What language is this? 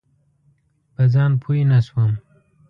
Pashto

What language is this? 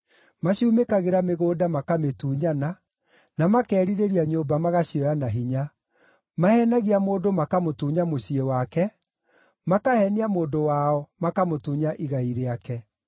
Kikuyu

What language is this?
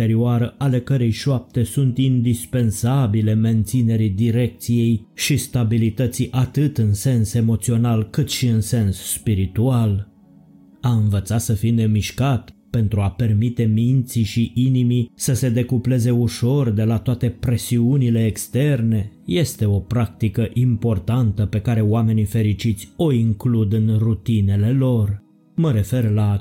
Romanian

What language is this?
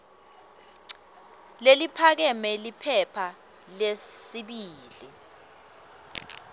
Swati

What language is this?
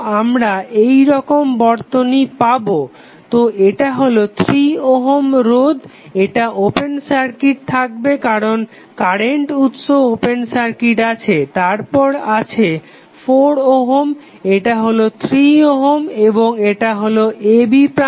Bangla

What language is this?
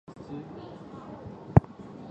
Chinese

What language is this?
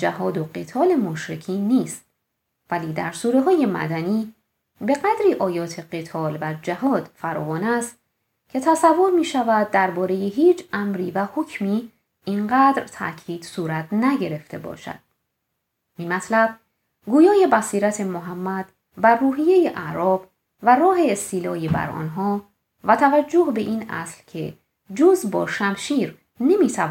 Persian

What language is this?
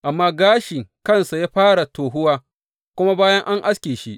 Hausa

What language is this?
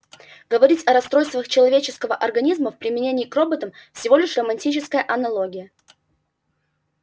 Russian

